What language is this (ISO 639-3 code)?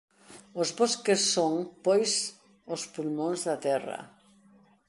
glg